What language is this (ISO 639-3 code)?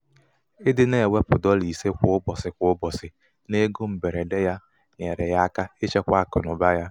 ibo